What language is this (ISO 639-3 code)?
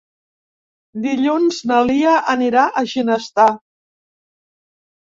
cat